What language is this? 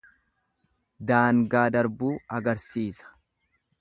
Oromo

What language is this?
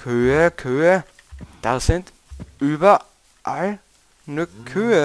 German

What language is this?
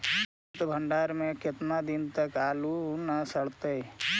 Magahi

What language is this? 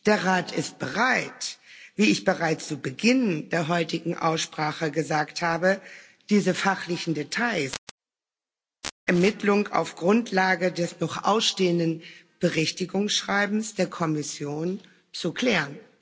German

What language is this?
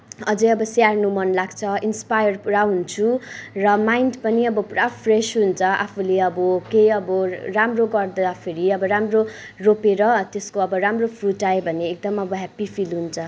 Nepali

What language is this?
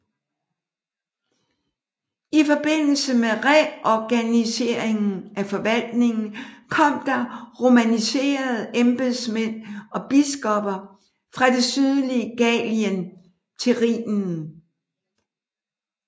Danish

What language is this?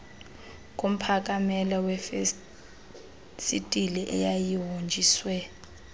Xhosa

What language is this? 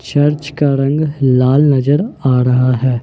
Hindi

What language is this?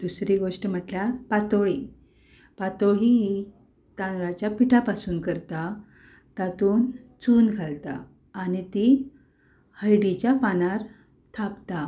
Konkani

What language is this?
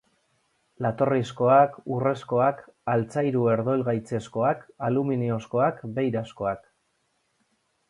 Basque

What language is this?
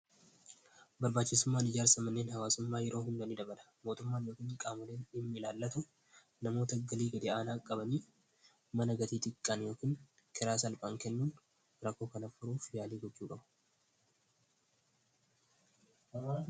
Oromo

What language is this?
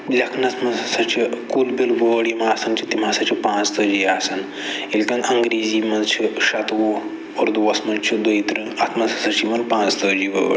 Kashmiri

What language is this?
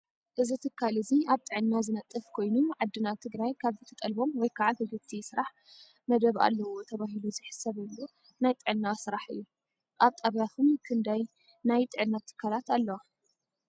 Tigrinya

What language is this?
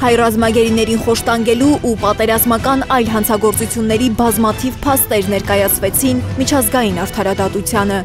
Turkish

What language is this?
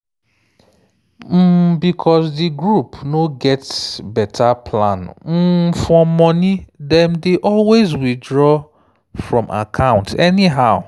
Nigerian Pidgin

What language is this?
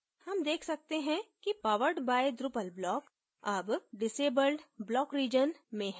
Hindi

